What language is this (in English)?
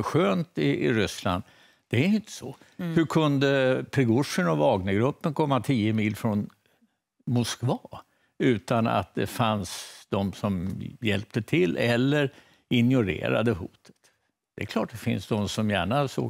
Swedish